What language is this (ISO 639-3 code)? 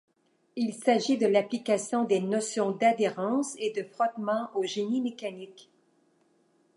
fra